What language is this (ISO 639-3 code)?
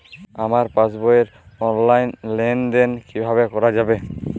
ben